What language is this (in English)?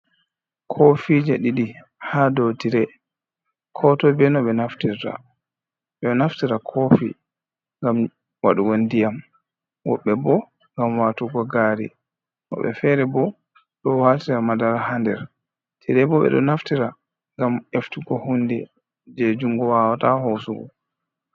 Fula